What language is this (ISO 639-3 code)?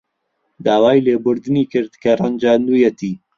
ckb